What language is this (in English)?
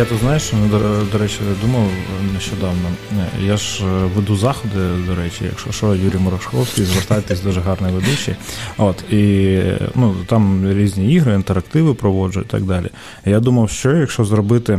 Ukrainian